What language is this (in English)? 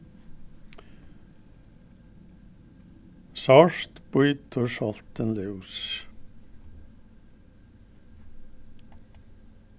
Faroese